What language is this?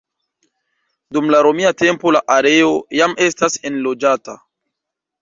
Esperanto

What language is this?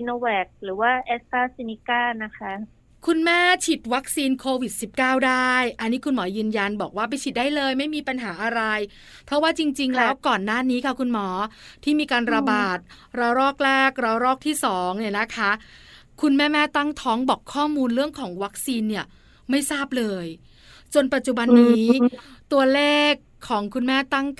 Thai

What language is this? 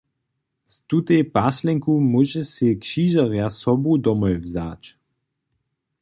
Upper Sorbian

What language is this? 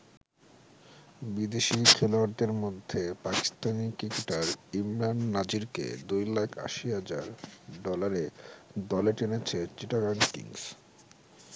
Bangla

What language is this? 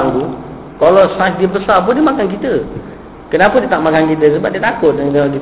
Malay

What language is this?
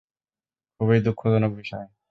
Bangla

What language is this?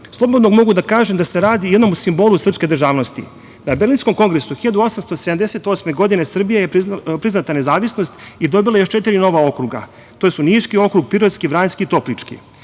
Serbian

